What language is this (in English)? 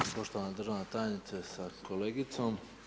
Croatian